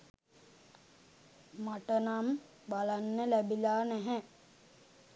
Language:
Sinhala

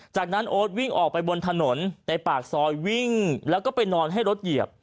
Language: Thai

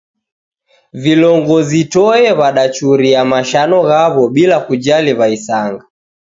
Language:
Taita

